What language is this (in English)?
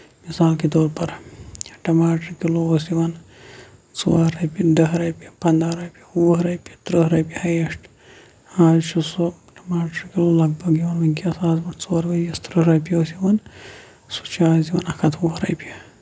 Kashmiri